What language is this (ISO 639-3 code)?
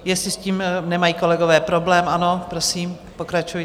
ces